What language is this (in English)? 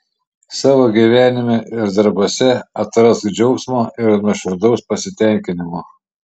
Lithuanian